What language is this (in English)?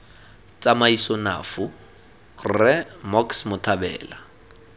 Tswana